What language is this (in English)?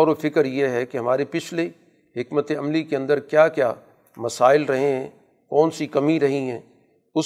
Urdu